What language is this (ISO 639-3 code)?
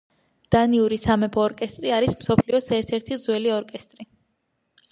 kat